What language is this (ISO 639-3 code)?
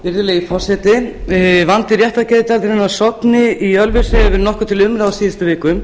isl